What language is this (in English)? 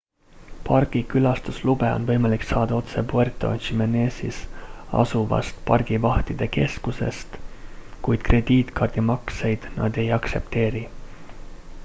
Estonian